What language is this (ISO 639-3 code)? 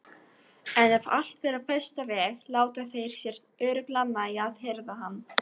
isl